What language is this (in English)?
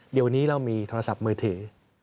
Thai